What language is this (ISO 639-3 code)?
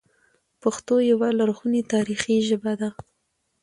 pus